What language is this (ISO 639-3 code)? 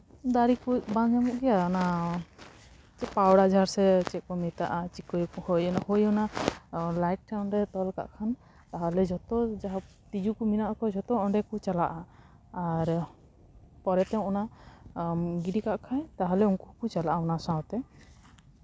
sat